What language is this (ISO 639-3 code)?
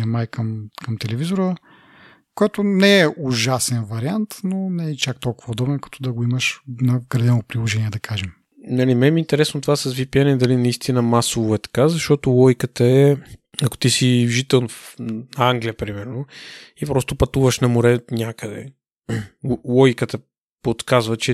bul